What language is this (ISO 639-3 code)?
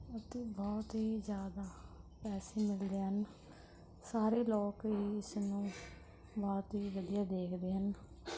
pan